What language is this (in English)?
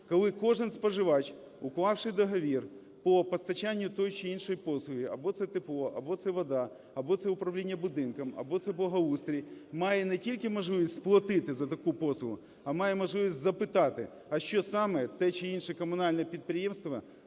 Ukrainian